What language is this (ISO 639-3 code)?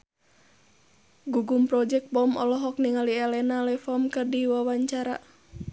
sun